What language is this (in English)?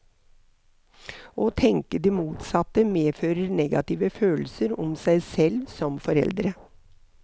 Norwegian